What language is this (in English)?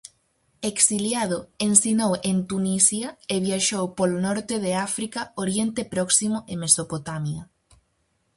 Galician